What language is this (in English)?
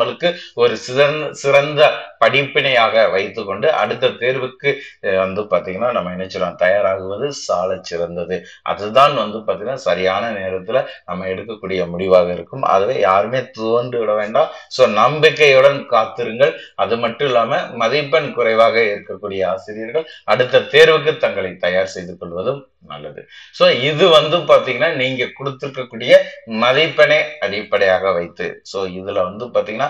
Tamil